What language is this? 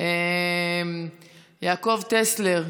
Hebrew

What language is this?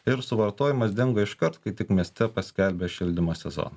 Lithuanian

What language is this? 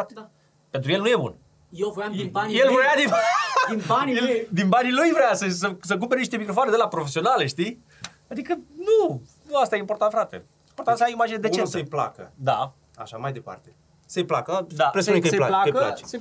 Romanian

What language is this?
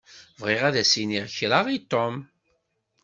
Kabyle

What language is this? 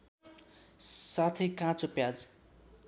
Nepali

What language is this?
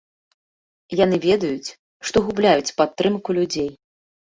Belarusian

